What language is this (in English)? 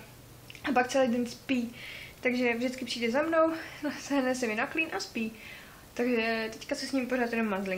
Czech